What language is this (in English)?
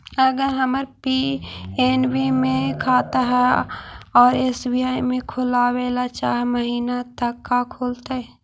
Magahi